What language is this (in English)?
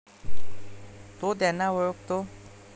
Marathi